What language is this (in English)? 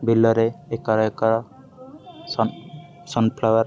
Odia